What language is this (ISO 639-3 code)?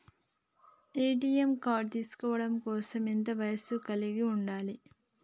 tel